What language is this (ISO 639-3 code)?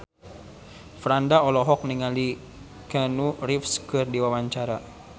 sun